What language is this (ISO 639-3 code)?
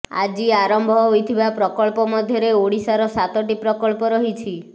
ori